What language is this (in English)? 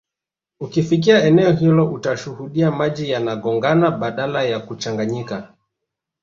Swahili